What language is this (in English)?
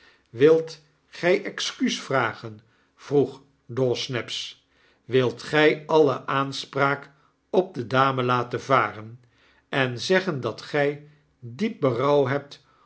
Dutch